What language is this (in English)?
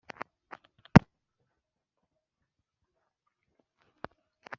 Kinyarwanda